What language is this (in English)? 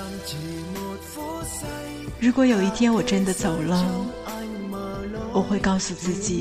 Chinese